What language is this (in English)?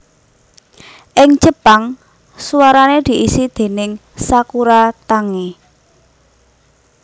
Javanese